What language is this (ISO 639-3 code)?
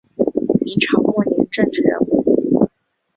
zho